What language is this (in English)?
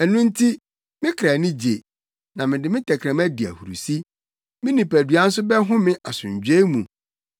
Akan